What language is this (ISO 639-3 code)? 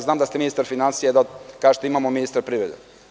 srp